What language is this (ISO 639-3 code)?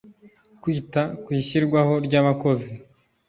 kin